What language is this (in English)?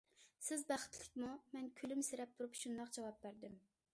Uyghur